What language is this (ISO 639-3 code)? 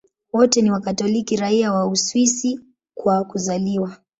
swa